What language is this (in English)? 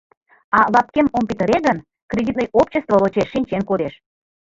Mari